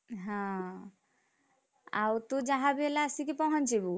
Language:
Odia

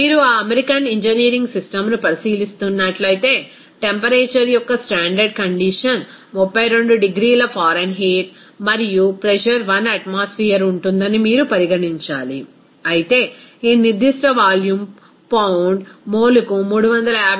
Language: Telugu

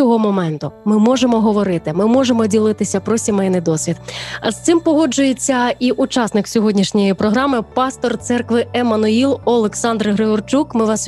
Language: Ukrainian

